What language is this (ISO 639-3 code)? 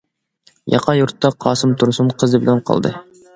uig